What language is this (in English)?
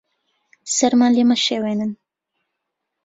Central Kurdish